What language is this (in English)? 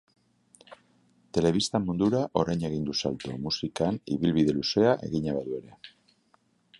Basque